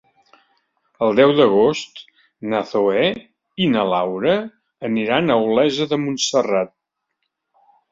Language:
Catalan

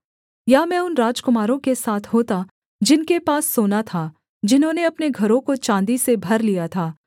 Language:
Hindi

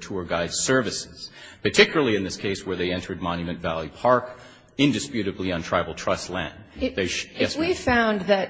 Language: English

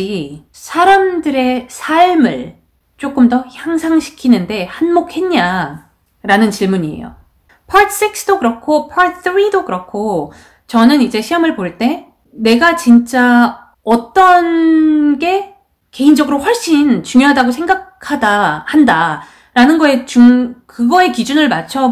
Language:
Korean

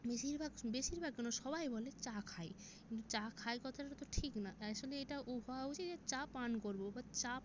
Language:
Bangla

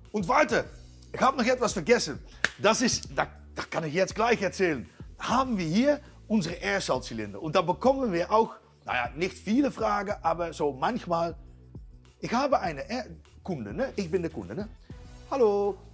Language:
Dutch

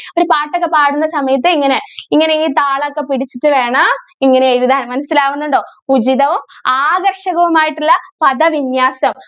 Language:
Malayalam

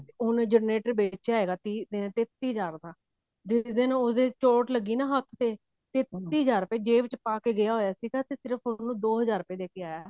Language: Punjabi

